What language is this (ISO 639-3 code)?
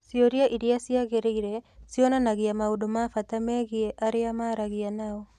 kik